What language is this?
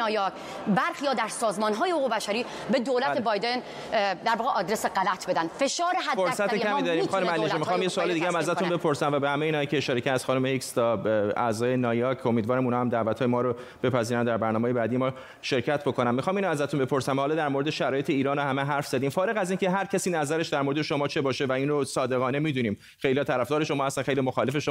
Persian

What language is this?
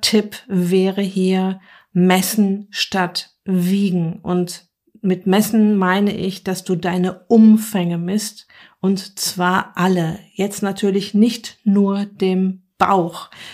German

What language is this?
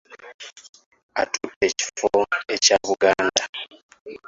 Ganda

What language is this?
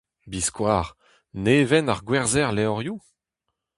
Breton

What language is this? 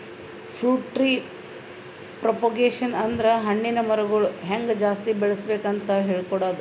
Kannada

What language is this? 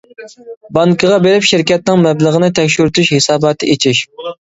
Uyghur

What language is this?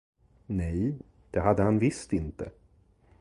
Swedish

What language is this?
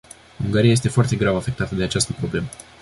Romanian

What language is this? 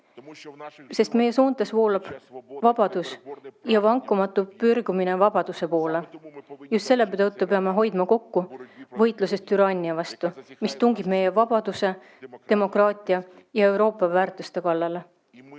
Estonian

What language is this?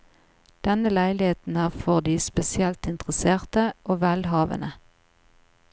Norwegian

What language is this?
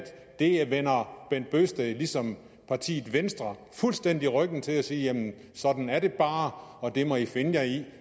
Danish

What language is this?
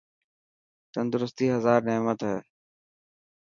Dhatki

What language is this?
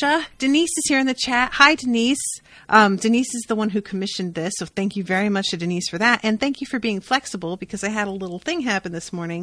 English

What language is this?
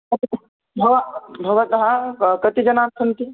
Sanskrit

